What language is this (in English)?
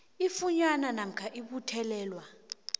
South Ndebele